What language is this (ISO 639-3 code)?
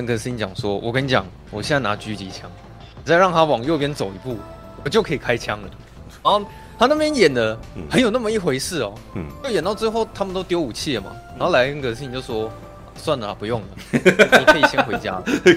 zho